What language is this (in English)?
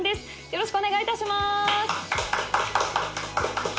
Japanese